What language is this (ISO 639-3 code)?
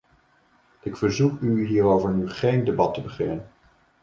nld